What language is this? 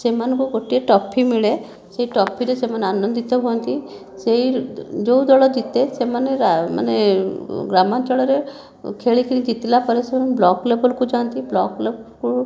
Odia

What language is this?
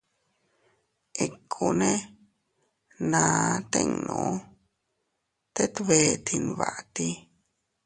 Teutila Cuicatec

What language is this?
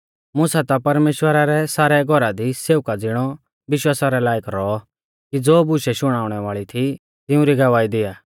Mahasu Pahari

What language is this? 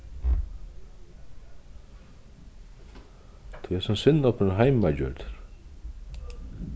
Faroese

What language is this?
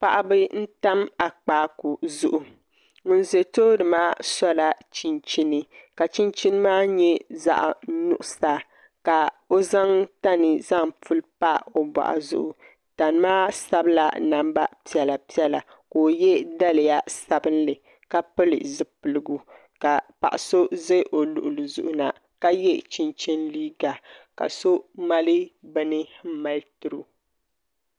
Dagbani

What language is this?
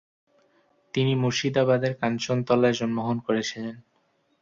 Bangla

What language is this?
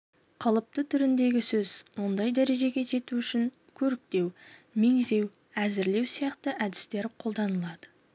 Kazakh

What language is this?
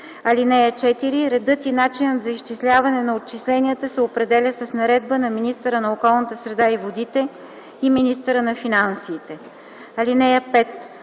Bulgarian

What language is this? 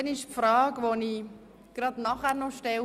Swiss German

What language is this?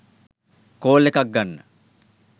Sinhala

